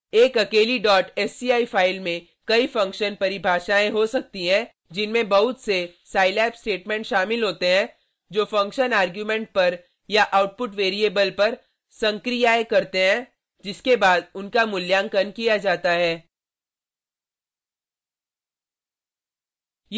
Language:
Hindi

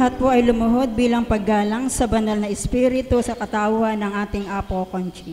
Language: Filipino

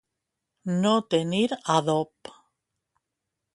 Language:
Catalan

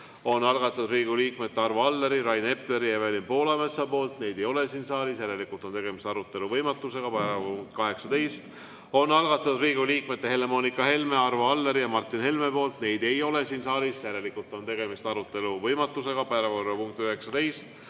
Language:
Estonian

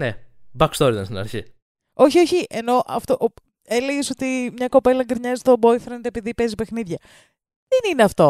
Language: Greek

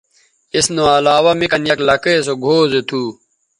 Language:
Bateri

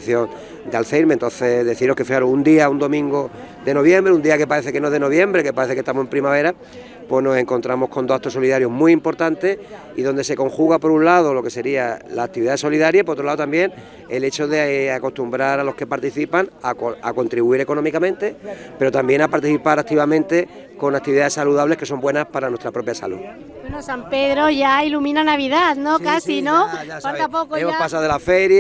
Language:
Spanish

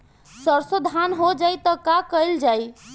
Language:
Bhojpuri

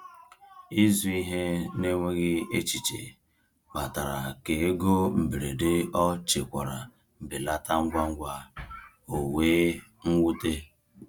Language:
Igbo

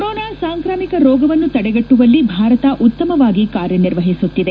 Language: Kannada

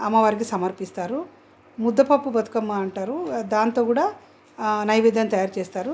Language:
Telugu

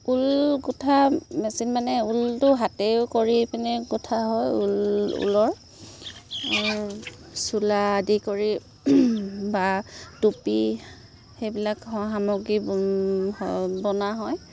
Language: Assamese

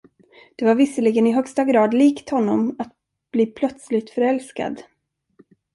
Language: Swedish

